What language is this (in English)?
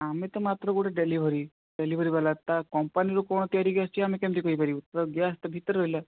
Odia